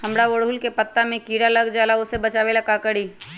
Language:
Magahi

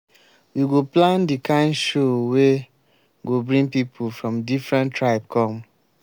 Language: Nigerian Pidgin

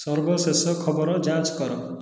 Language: Odia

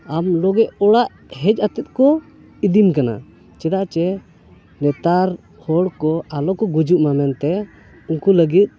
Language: Santali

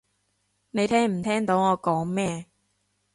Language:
Cantonese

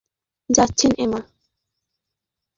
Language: Bangla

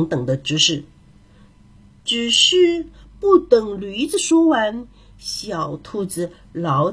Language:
Chinese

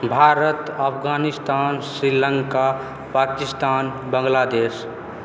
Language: Maithili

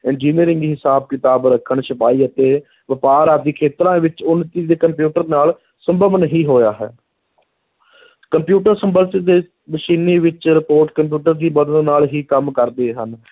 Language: Punjabi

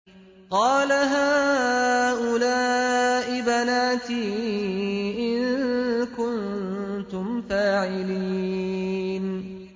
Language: Arabic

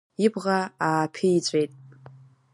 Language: Abkhazian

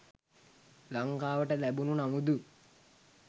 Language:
Sinhala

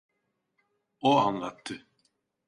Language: Turkish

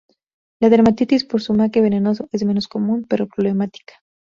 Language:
Spanish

